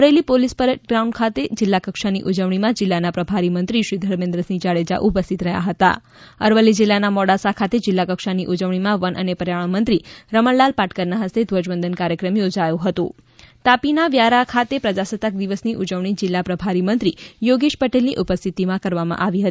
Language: Gujarati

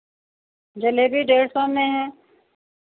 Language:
Hindi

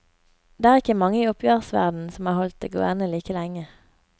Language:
Norwegian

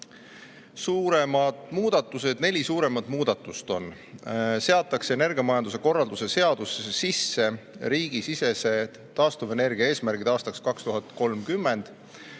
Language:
Estonian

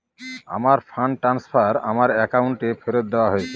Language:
Bangla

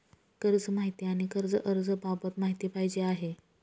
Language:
Marathi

